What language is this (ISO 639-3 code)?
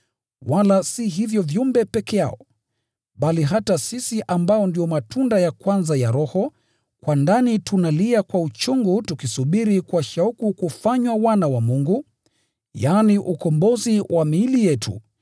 swa